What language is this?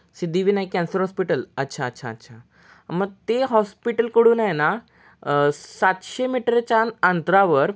Marathi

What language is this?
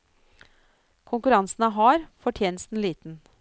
Norwegian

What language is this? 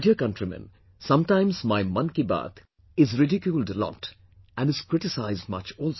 English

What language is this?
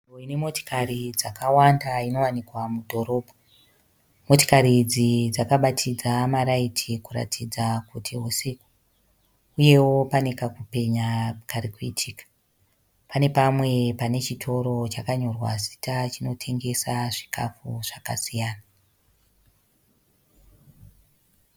Shona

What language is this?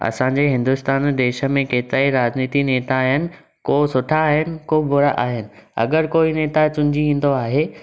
Sindhi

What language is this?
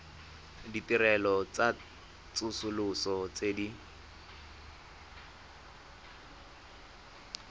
Tswana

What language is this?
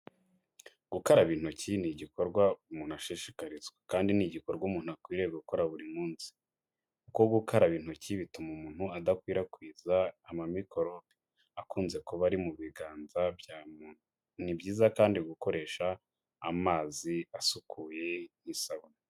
Kinyarwanda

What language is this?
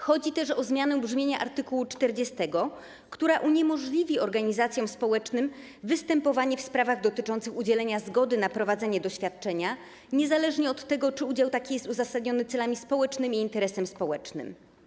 Polish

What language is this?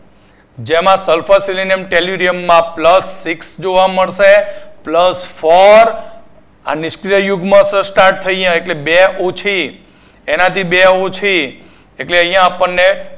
Gujarati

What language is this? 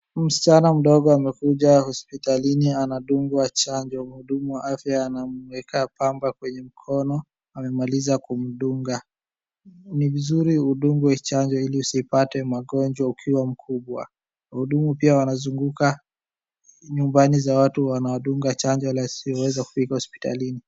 Swahili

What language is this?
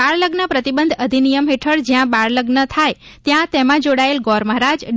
Gujarati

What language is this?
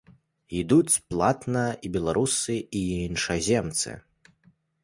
Belarusian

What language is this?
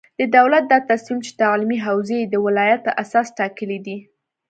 Pashto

